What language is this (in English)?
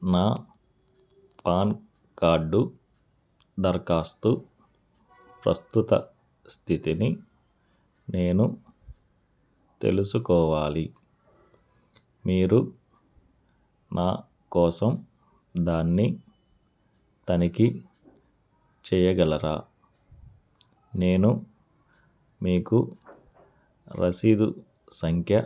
Telugu